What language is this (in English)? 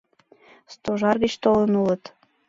Mari